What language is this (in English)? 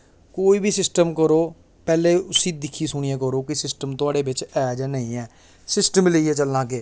Dogri